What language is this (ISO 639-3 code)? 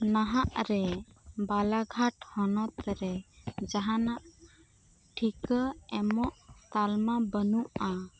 sat